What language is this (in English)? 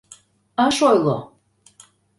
Mari